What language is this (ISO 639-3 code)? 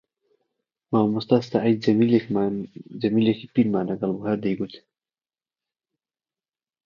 ckb